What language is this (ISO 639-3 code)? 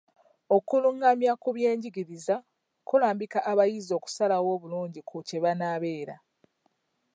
lug